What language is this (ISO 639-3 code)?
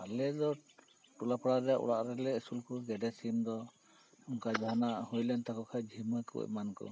sat